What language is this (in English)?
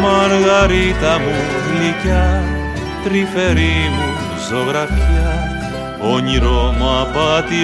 Greek